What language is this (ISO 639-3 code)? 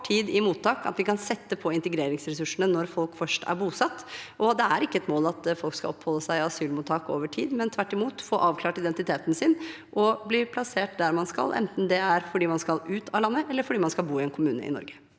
nor